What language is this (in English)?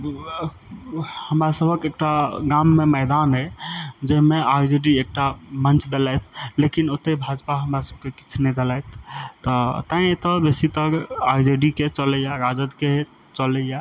Maithili